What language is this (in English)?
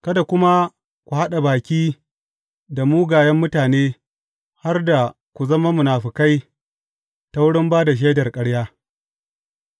Hausa